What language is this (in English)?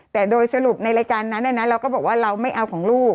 Thai